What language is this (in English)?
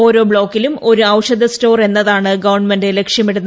Malayalam